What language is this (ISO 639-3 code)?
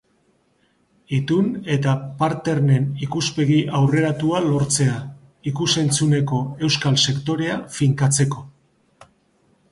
eus